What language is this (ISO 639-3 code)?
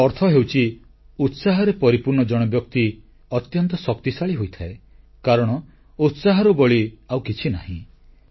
ori